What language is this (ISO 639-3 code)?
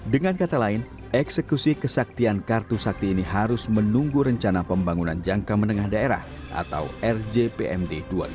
ind